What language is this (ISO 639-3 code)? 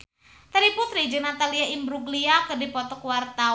sun